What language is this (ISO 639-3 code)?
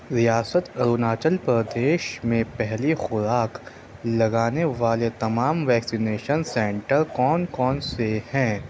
urd